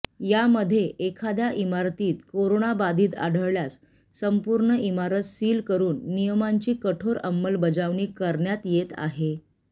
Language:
Marathi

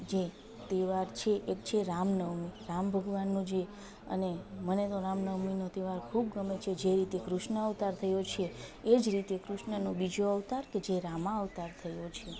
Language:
Gujarati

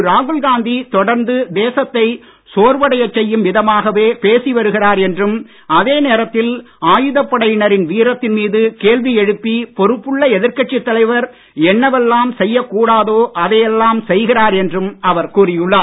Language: Tamil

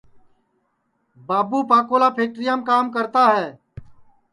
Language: Sansi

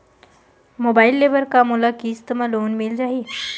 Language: Chhattisgarhi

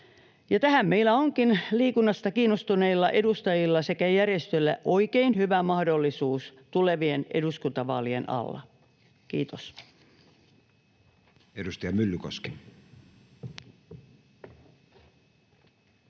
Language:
Finnish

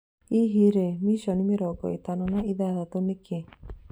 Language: Kikuyu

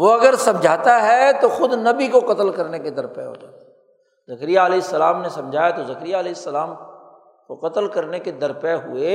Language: Urdu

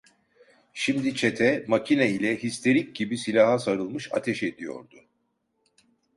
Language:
Turkish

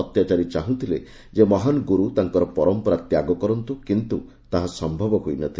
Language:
Odia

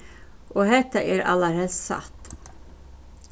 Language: Faroese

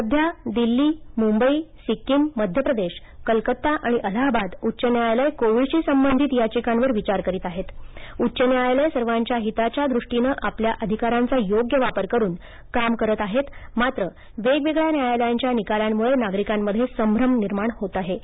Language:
Marathi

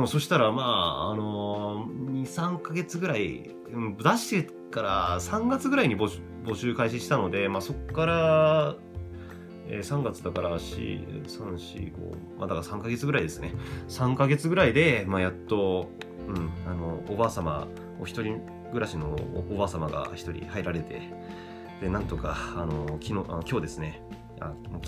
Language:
Japanese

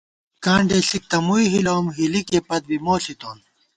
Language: Gawar-Bati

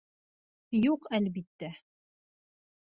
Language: Bashkir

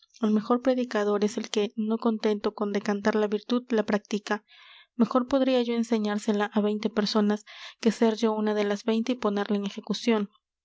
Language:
Spanish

